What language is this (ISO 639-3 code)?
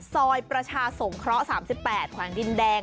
tha